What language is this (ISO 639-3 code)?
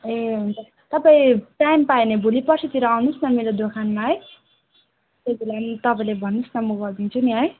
nep